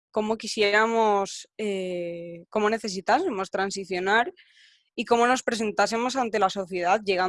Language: Spanish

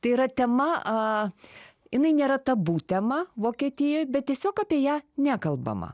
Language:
Lithuanian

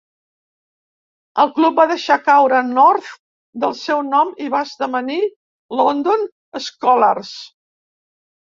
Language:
Catalan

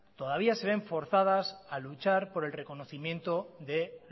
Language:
Spanish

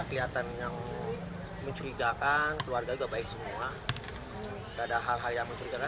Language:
Indonesian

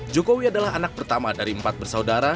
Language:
Indonesian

